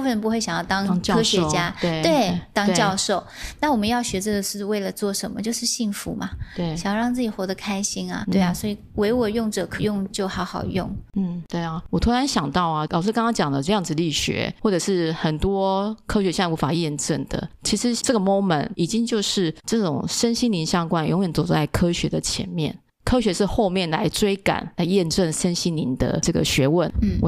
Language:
Chinese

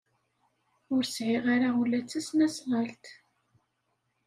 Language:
Kabyle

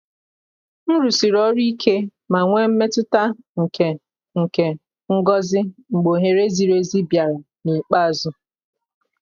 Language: Igbo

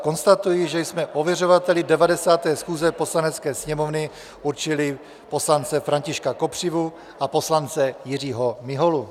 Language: Czech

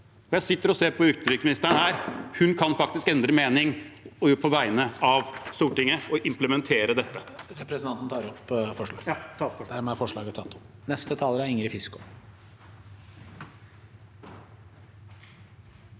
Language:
Norwegian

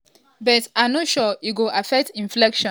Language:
Nigerian Pidgin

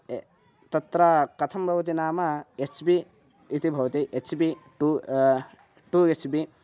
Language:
Sanskrit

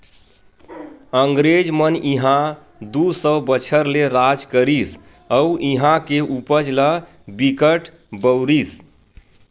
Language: Chhattisgarhi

